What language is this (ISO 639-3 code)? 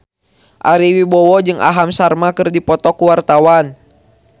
sun